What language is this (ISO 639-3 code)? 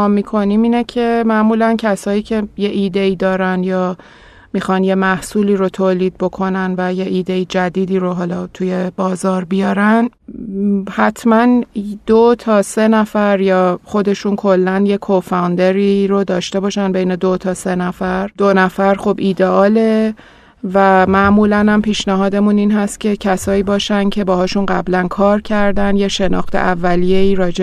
fas